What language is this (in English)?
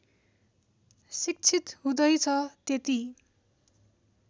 Nepali